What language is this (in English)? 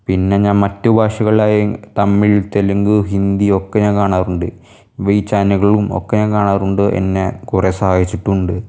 Malayalam